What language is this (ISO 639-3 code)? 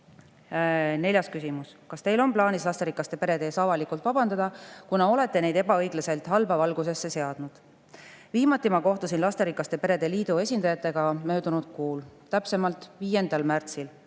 est